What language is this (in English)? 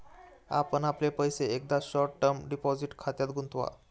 Marathi